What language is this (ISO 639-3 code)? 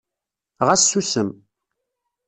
kab